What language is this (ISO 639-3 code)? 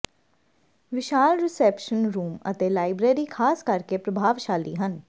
pan